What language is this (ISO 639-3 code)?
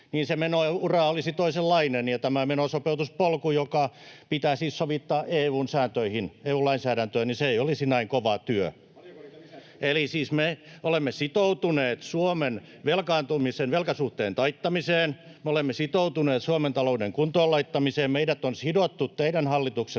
fin